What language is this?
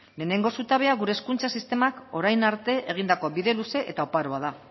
Basque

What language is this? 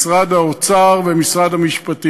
Hebrew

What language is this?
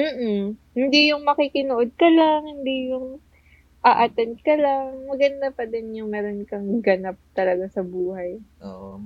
Filipino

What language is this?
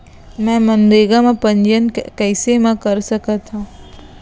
Chhattisgarhi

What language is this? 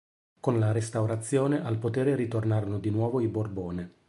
Italian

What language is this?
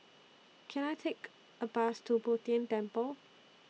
English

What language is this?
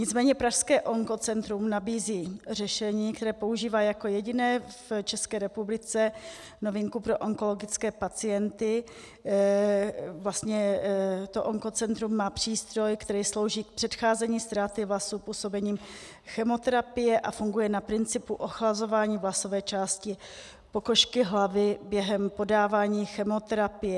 Czech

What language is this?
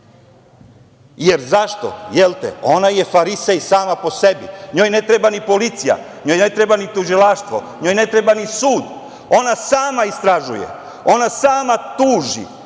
Serbian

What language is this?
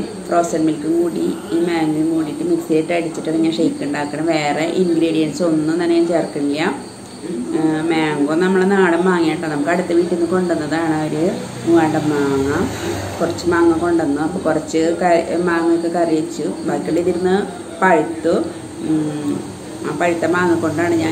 Romanian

